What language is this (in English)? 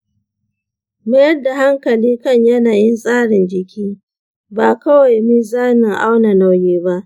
Hausa